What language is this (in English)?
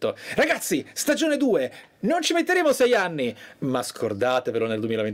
Italian